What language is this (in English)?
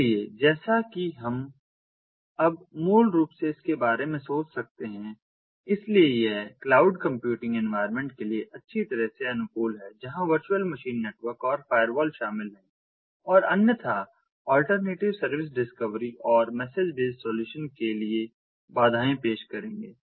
Hindi